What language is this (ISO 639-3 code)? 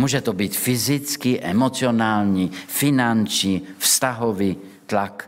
ces